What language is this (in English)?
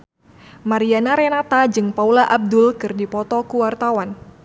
Sundanese